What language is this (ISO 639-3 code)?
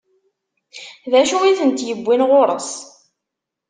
kab